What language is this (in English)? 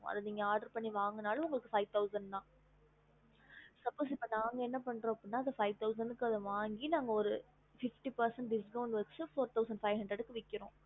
Tamil